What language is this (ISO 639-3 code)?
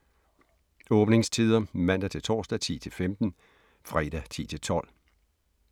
dan